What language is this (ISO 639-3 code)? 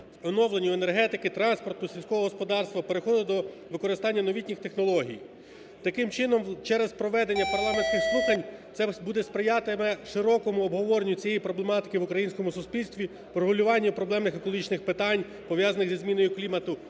ukr